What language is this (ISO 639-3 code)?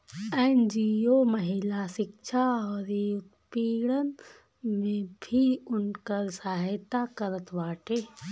bho